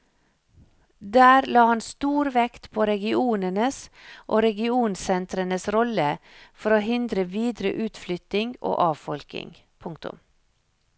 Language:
Norwegian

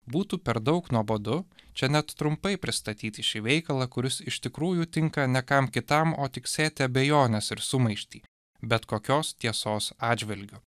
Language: Lithuanian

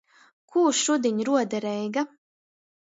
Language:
Latgalian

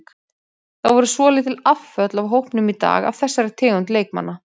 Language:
Icelandic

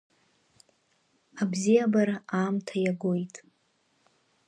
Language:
Abkhazian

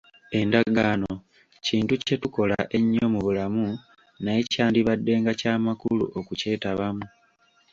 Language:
Ganda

